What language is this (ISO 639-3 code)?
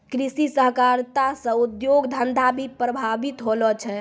mai